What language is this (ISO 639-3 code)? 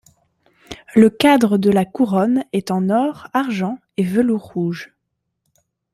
fra